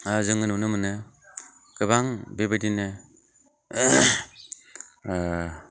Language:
Bodo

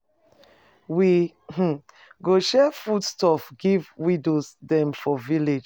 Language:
Nigerian Pidgin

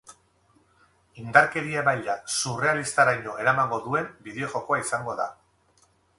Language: Basque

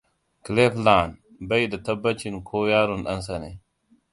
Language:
Hausa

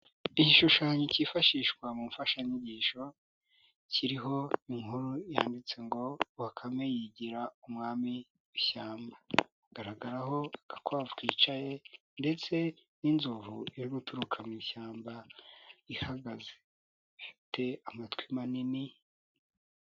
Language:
Kinyarwanda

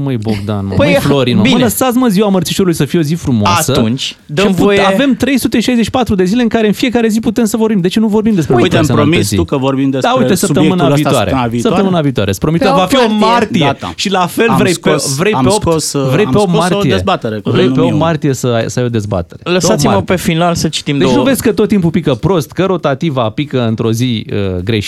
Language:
Romanian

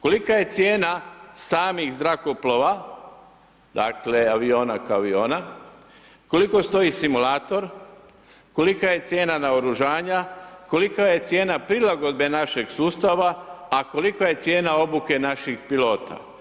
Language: Croatian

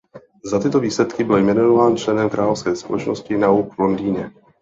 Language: Czech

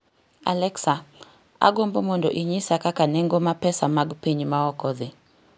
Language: Luo (Kenya and Tanzania)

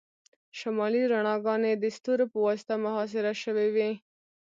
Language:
Pashto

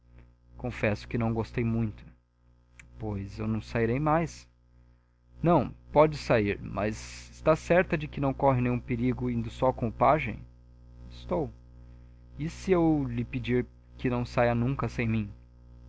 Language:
Portuguese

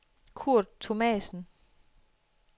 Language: Danish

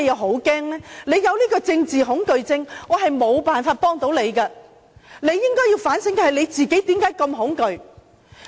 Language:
Cantonese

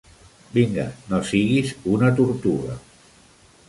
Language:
Catalan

